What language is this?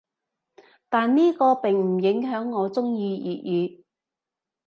Cantonese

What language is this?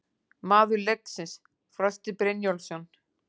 Icelandic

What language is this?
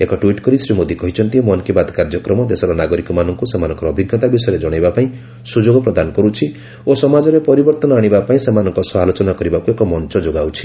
Odia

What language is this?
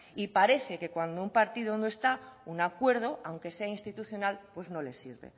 Spanish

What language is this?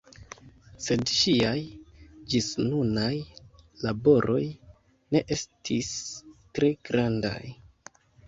Esperanto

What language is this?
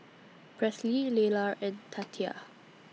English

